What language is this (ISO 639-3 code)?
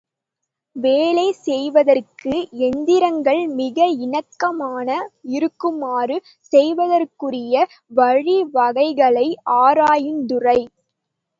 tam